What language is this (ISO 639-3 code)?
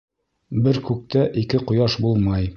bak